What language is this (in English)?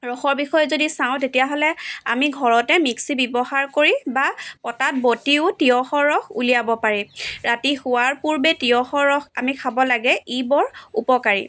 Assamese